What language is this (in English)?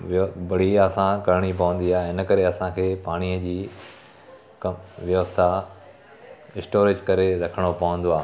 Sindhi